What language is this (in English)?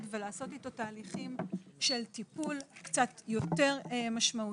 Hebrew